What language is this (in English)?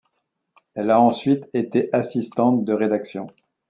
French